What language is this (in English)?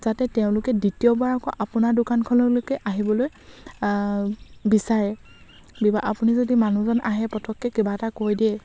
Assamese